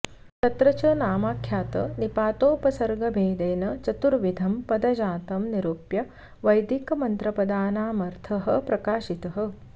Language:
Sanskrit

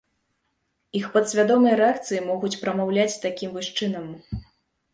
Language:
Belarusian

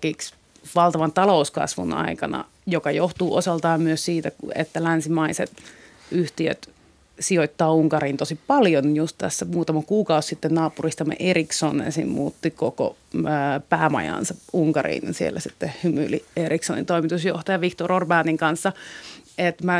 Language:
Finnish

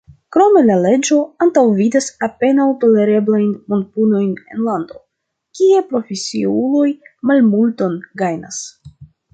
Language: Esperanto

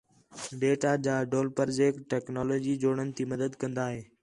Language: Khetrani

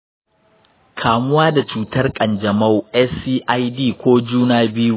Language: Hausa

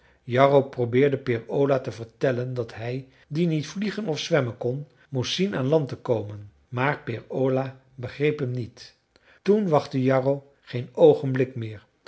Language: Dutch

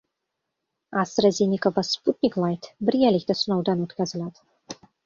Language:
Uzbek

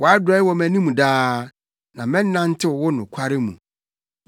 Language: Akan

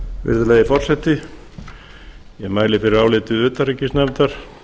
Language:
Icelandic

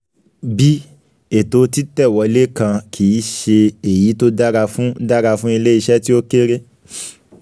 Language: Yoruba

